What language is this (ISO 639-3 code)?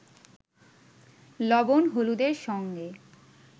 ben